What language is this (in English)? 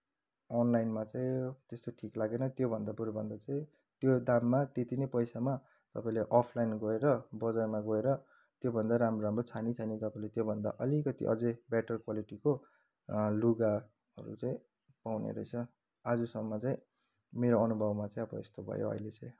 Nepali